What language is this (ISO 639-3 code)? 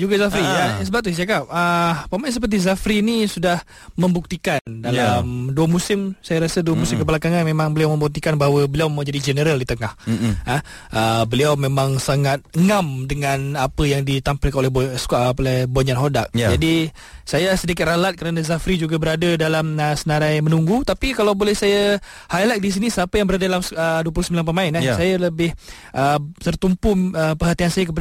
msa